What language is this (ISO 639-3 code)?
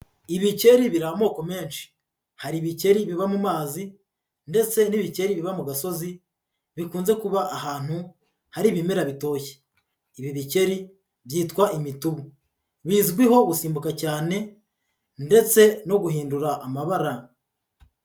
kin